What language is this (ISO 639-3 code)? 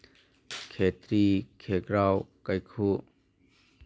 mni